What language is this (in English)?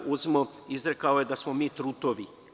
Serbian